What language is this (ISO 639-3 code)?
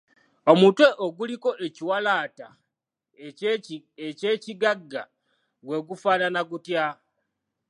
lug